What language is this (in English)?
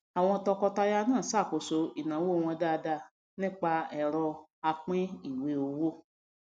Yoruba